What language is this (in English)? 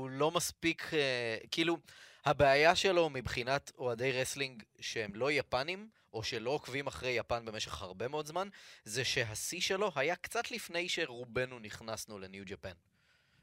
Hebrew